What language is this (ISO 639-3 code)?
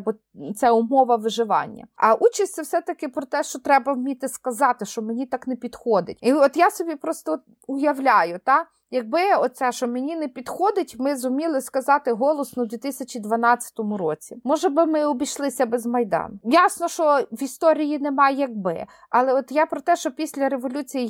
ukr